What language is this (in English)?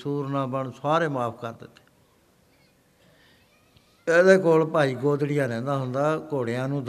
Punjabi